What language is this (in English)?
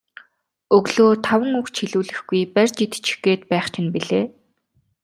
Mongolian